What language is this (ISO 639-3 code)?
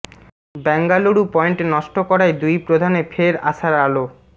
ben